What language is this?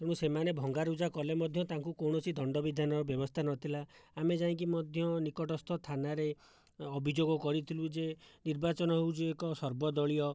Odia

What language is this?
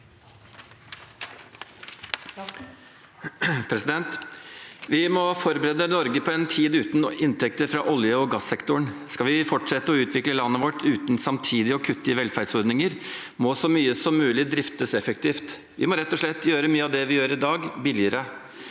Norwegian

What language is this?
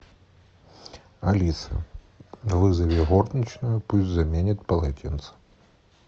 Russian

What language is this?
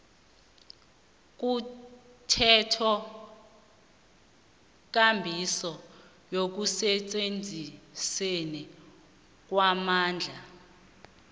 South Ndebele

